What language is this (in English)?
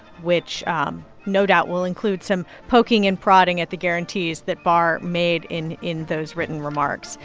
English